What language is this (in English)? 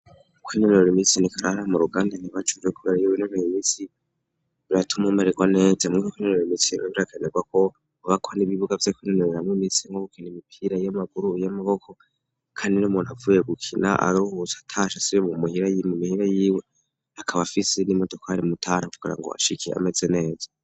Rundi